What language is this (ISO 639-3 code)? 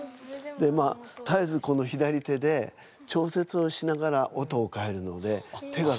jpn